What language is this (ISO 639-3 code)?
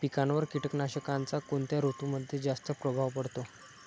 mar